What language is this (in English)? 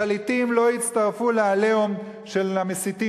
Hebrew